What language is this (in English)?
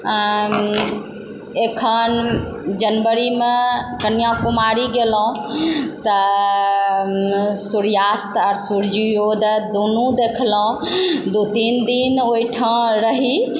Maithili